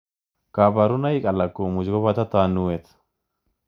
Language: Kalenjin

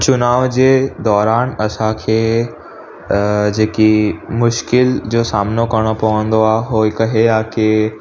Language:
Sindhi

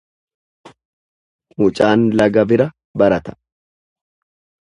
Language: Oromo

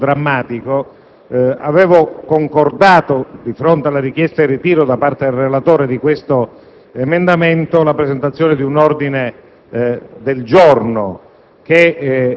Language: Italian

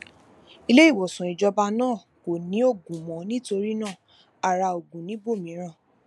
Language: Yoruba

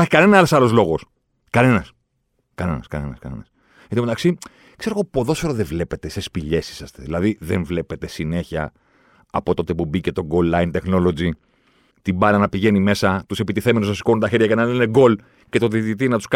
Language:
Greek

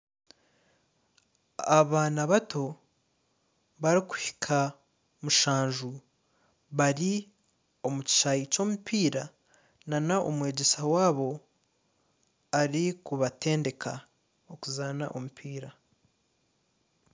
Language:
Nyankole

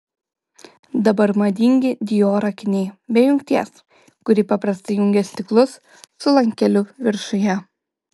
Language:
Lithuanian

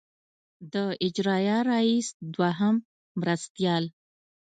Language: Pashto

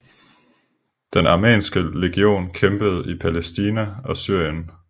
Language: Danish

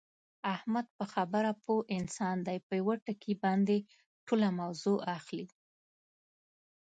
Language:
Pashto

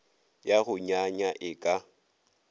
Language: Northern Sotho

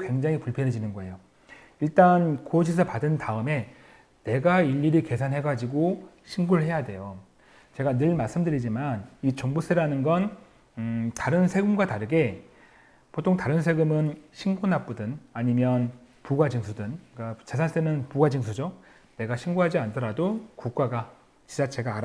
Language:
Korean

